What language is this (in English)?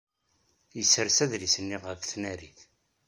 Kabyle